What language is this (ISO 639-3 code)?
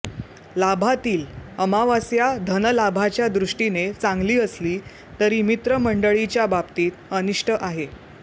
mar